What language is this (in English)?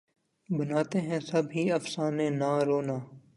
Urdu